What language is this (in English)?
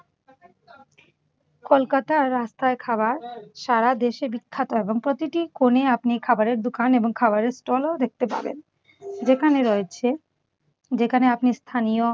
Bangla